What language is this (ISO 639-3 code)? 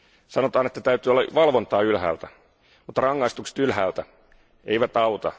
fin